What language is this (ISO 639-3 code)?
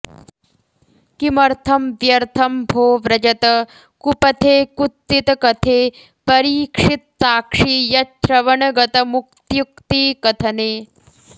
san